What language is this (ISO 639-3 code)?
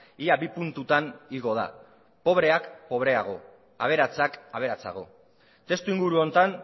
eus